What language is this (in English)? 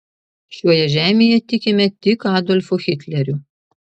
Lithuanian